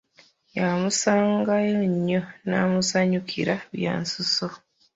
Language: Ganda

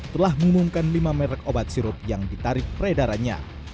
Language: Indonesian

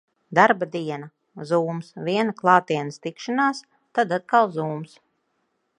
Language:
Latvian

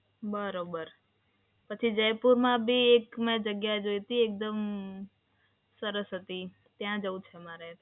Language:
Gujarati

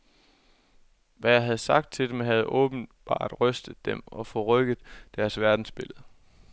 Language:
Danish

